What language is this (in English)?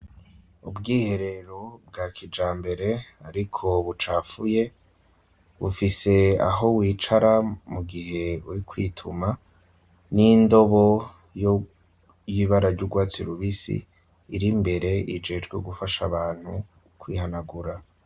Rundi